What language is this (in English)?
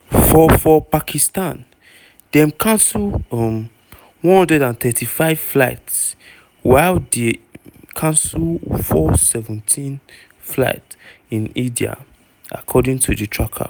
Nigerian Pidgin